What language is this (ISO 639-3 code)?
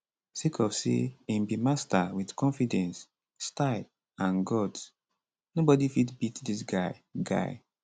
pcm